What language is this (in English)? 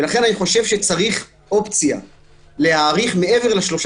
Hebrew